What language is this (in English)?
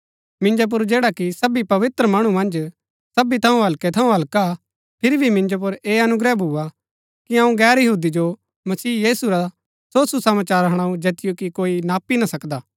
Gaddi